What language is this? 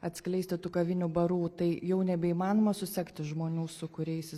Lithuanian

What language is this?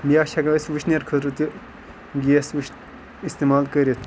Kashmiri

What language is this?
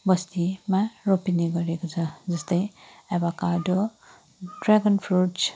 Nepali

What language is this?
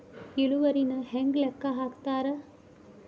Kannada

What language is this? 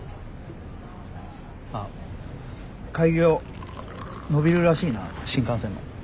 Japanese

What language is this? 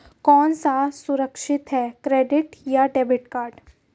Hindi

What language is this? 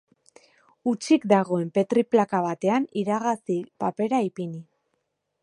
Basque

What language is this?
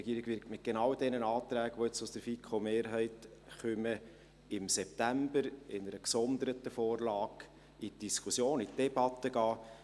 Swiss German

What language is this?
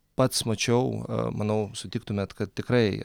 Lithuanian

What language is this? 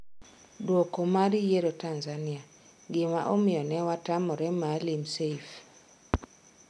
Luo (Kenya and Tanzania)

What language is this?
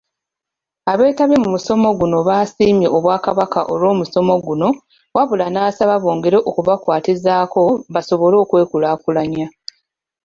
Ganda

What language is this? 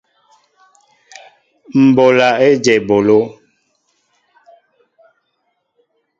Mbo (Cameroon)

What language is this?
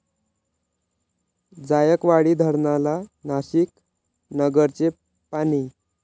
Marathi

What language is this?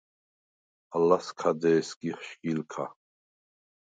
Svan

